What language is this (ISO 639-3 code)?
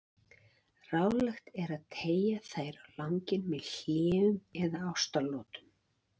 isl